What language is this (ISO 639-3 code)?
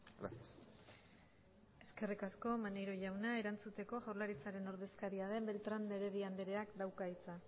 eus